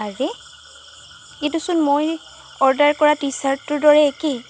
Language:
Assamese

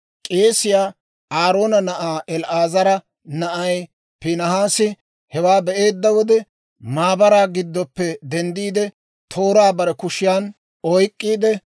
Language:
Dawro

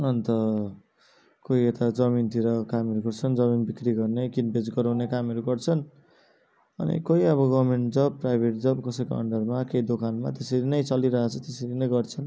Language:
Nepali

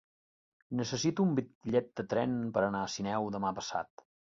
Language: Catalan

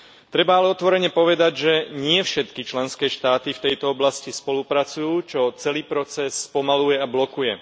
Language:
Slovak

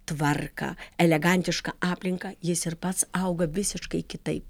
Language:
Lithuanian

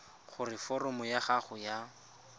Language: Tswana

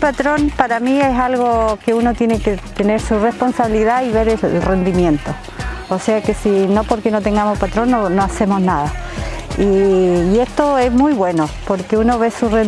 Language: Spanish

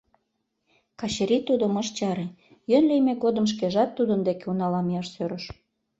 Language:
Mari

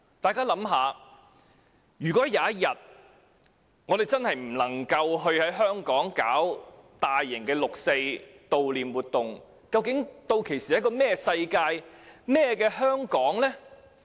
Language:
Cantonese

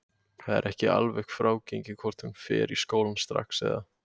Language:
Icelandic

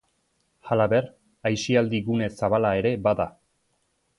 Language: Basque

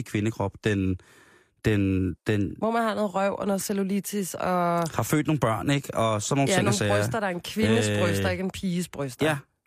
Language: Danish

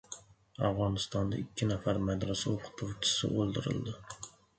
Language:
Uzbek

